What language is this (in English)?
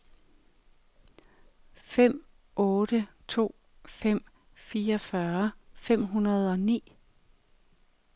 Danish